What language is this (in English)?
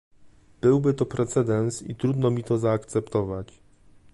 Polish